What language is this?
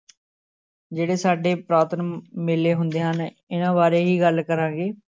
Punjabi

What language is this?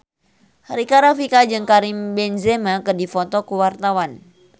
Sundanese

